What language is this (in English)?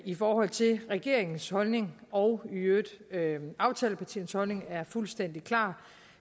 Danish